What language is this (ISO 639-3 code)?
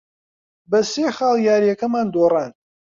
ckb